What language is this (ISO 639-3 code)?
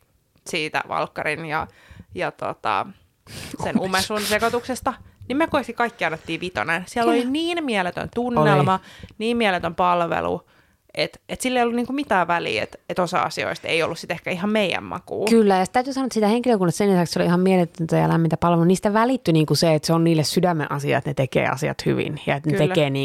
fin